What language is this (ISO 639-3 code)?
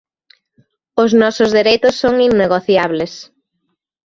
glg